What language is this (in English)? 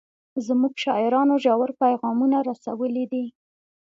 Pashto